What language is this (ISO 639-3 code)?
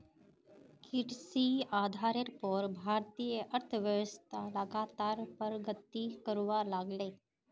mag